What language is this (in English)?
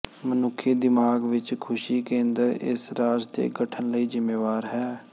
Punjabi